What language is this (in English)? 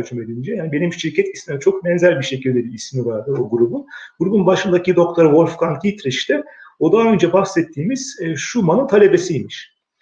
Turkish